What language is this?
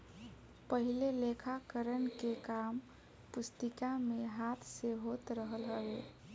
Bhojpuri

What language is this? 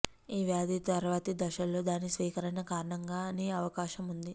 Telugu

